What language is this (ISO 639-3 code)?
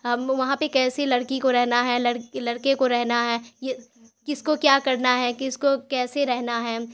urd